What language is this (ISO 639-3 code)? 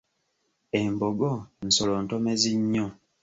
lug